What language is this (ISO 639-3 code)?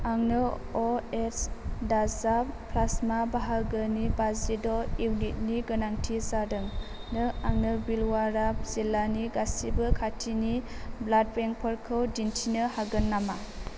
brx